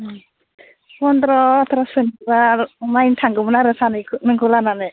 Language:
Bodo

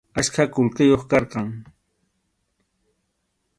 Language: Arequipa-La Unión Quechua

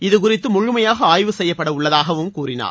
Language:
Tamil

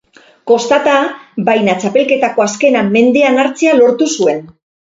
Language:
Basque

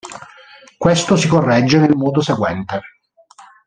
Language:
Italian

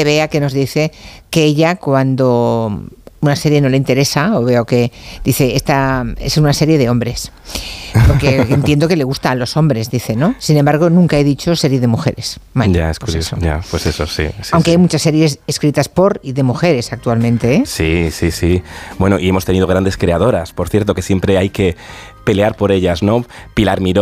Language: Spanish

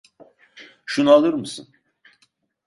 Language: Turkish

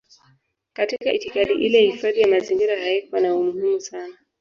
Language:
Swahili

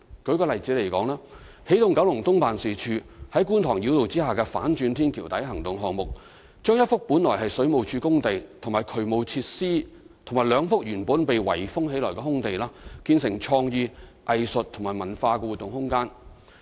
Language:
Cantonese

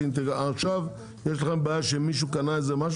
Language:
Hebrew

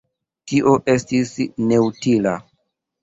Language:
Esperanto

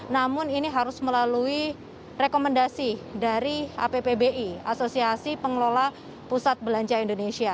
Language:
Indonesian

